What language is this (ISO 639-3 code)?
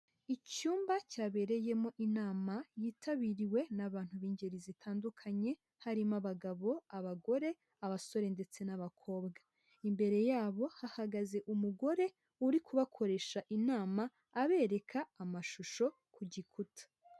kin